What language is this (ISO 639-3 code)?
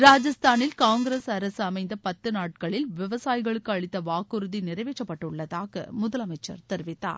tam